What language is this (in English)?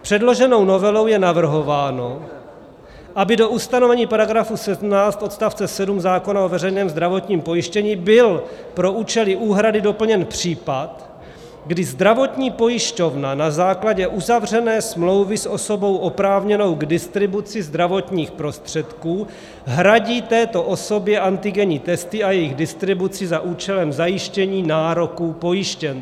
Czech